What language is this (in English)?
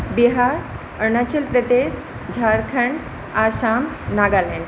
Maithili